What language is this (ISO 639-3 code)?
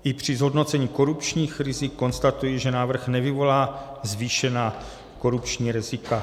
ces